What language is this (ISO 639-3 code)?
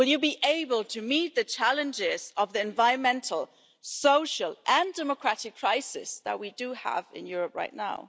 eng